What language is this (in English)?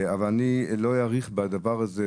Hebrew